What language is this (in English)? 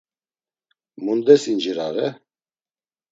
Laz